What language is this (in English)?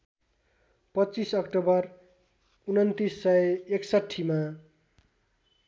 Nepali